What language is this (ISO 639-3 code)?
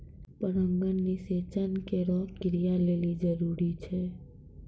mai